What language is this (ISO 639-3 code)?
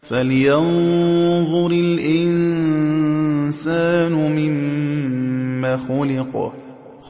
ara